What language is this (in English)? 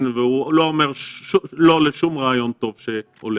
Hebrew